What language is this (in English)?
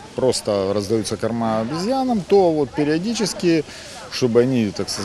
Ukrainian